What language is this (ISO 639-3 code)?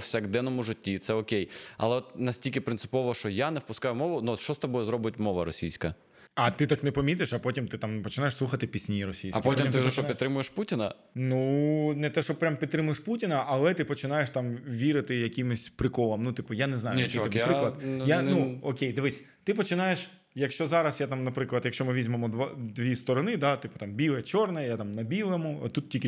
ukr